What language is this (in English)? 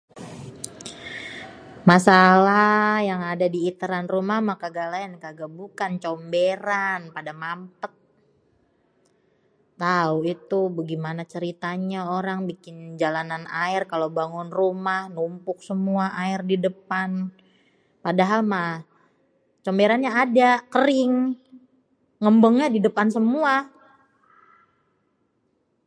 Betawi